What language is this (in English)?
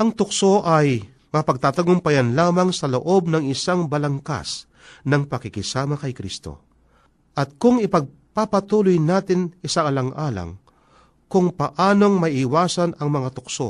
Filipino